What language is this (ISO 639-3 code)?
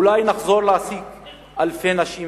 heb